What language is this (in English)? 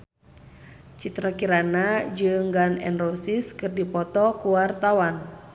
Sundanese